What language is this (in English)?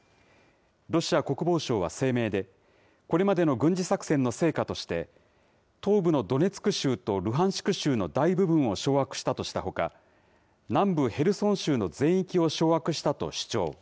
Japanese